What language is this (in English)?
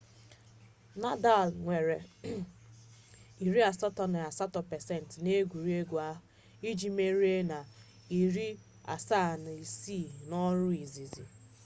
Igbo